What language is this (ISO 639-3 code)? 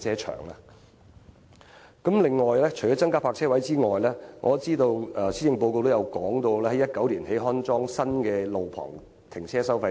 yue